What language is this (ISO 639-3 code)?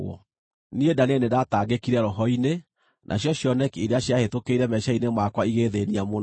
kik